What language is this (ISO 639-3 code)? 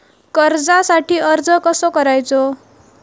mar